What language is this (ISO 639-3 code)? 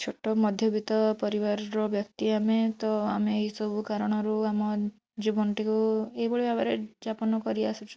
ori